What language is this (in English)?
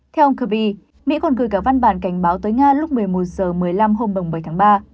Vietnamese